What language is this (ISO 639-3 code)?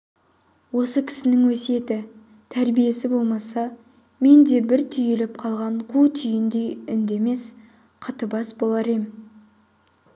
kaz